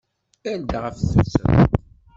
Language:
Kabyle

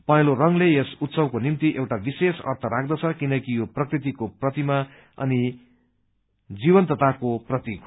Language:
Nepali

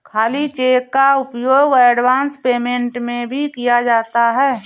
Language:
Hindi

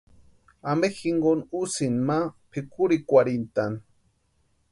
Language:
Western Highland Purepecha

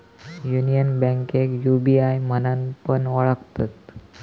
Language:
Marathi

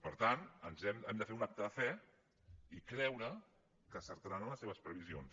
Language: Catalan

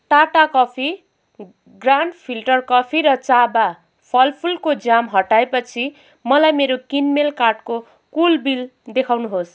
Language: Nepali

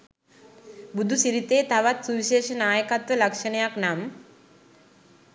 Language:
Sinhala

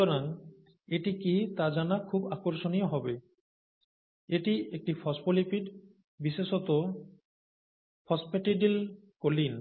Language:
Bangla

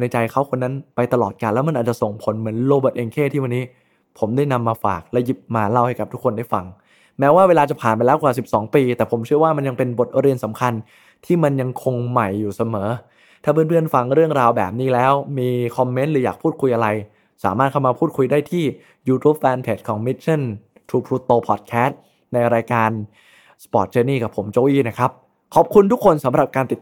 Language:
Thai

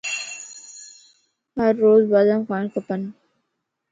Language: Lasi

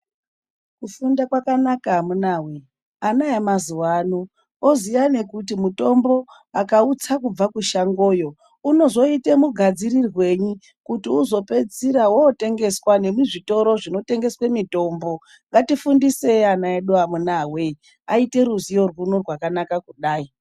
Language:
Ndau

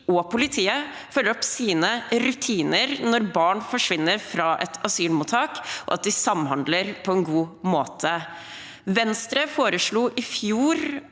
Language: Norwegian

